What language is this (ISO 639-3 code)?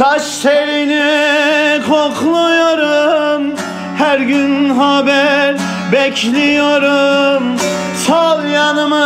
tur